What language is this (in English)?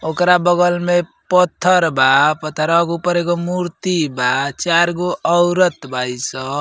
Bhojpuri